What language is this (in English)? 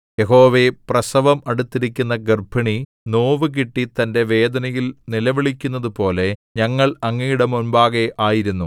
Malayalam